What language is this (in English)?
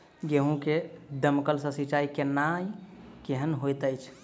Maithili